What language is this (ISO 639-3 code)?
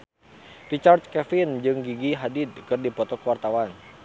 sun